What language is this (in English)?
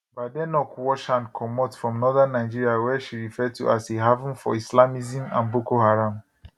Nigerian Pidgin